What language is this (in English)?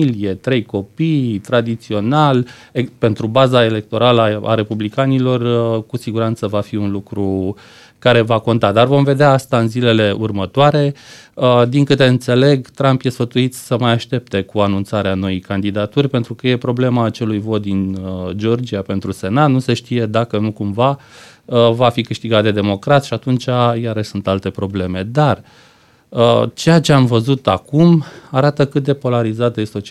Romanian